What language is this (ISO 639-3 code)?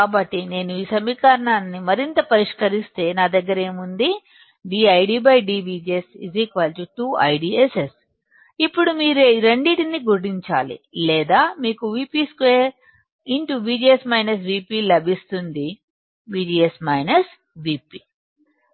tel